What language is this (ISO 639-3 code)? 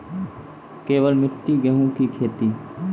mai